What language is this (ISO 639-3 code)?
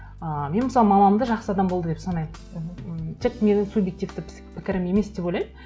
kaz